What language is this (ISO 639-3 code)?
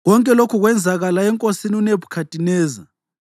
nde